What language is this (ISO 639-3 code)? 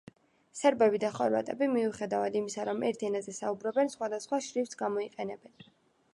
kat